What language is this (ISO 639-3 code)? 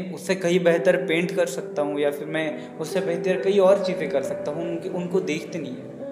hin